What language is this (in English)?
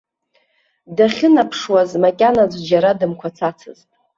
Abkhazian